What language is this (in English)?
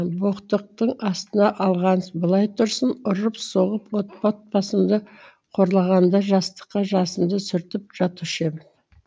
Kazakh